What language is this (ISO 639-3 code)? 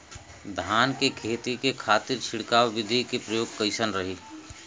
bho